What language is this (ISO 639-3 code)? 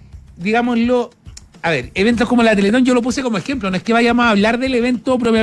spa